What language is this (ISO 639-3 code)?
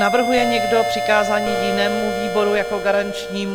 ces